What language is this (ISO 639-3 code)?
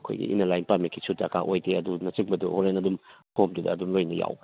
mni